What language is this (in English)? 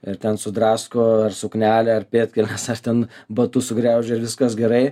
Lithuanian